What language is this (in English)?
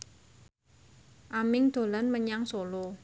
Javanese